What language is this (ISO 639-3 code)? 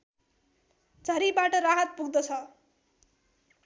nep